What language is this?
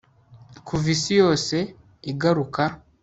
Kinyarwanda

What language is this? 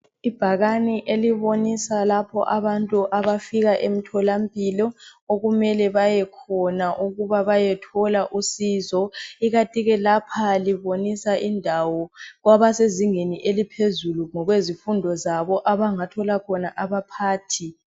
North Ndebele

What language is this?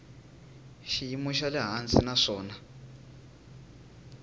Tsonga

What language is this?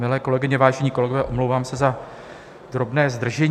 Czech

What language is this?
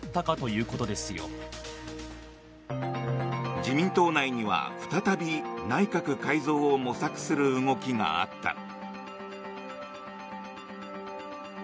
Japanese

